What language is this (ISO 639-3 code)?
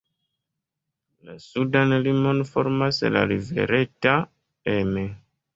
epo